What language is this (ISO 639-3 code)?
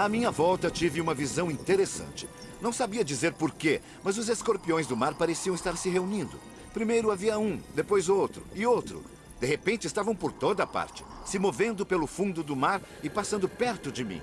por